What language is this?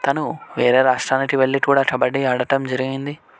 Telugu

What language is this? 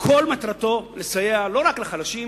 Hebrew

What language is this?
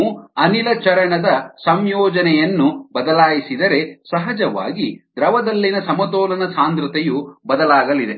Kannada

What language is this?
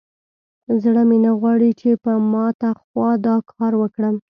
Pashto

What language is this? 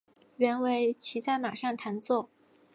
Chinese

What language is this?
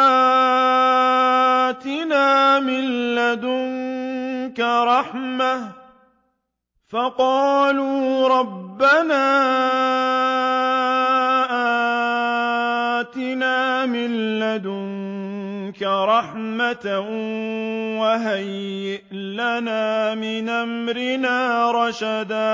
Arabic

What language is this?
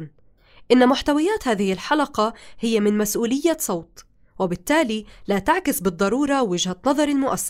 Arabic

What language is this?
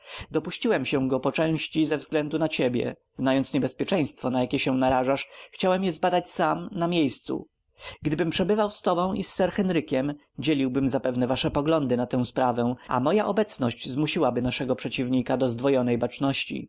Polish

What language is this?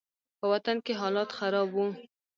Pashto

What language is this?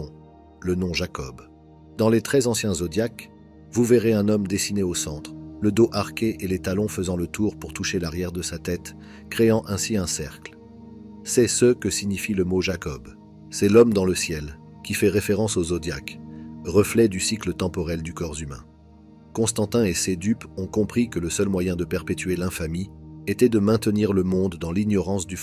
French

